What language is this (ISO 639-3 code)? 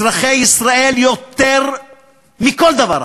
heb